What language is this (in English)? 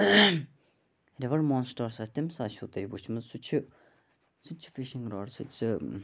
Kashmiri